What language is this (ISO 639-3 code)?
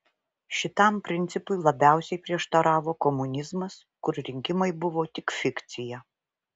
lit